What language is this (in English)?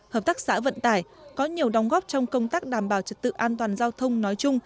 Vietnamese